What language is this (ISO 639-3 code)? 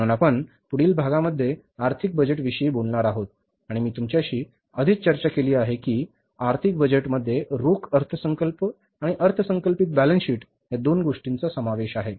mar